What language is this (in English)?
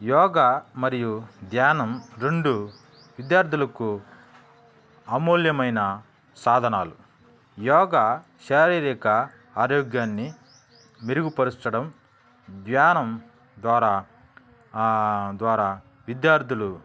Telugu